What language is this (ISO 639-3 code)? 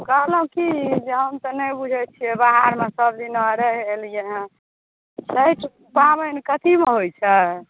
mai